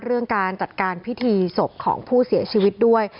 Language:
Thai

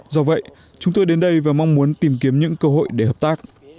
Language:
Vietnamese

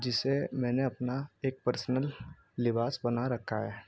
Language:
Urdu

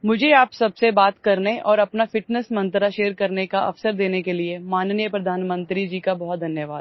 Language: English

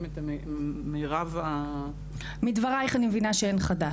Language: Hebrew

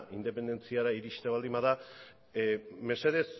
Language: Basque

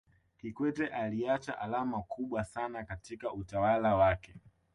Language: Swahili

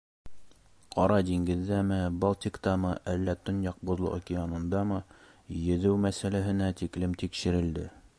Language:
Bashkir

